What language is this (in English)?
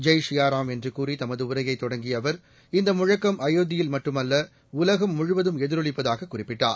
Tamil